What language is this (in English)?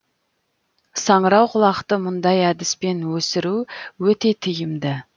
Kazakh